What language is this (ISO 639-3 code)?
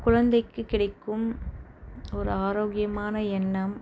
tam